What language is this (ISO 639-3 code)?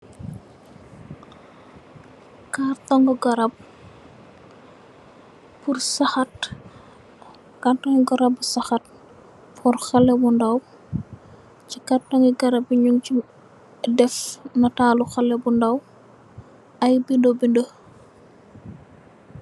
wol